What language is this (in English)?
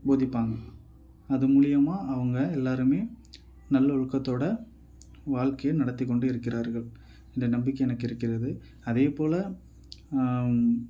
Tamil